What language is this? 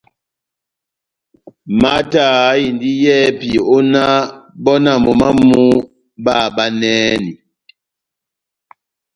Batanga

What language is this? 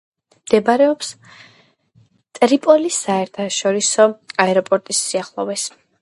Georgian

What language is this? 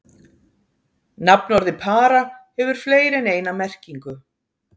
Icelandic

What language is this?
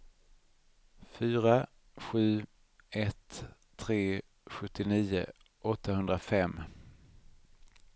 Swedish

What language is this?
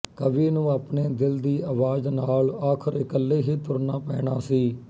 Punjabi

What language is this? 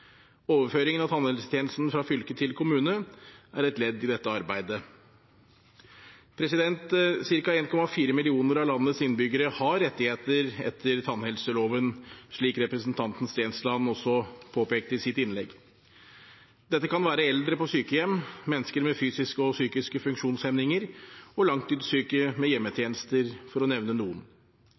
Norwegian Bokmål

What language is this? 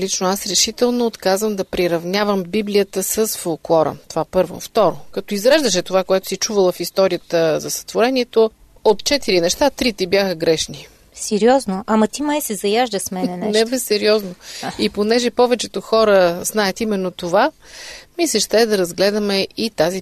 Bulgarian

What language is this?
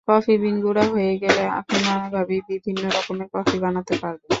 Bangla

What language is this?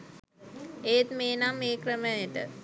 Sinhala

